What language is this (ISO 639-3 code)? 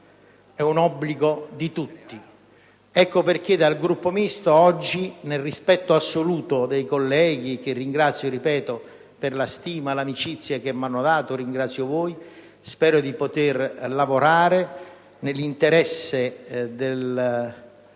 ita